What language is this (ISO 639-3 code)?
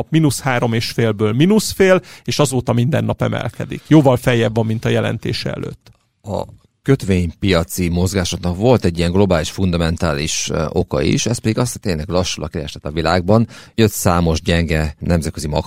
hun